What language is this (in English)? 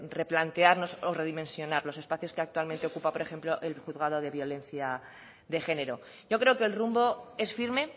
Spanish